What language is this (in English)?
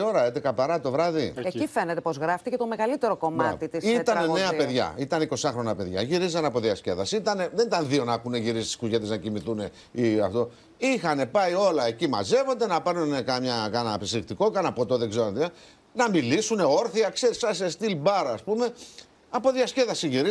Greek